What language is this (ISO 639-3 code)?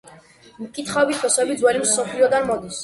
kat